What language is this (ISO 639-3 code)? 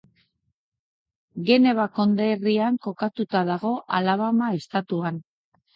eus